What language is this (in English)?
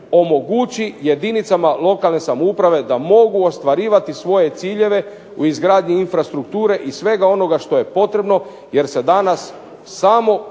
Croatian